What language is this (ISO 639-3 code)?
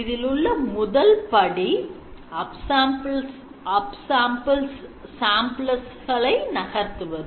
tam